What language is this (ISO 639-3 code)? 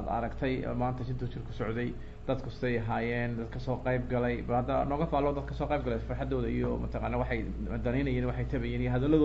ara